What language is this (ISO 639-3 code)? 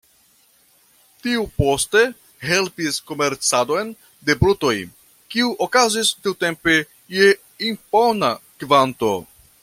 epo